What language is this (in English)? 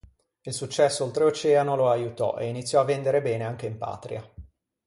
Italian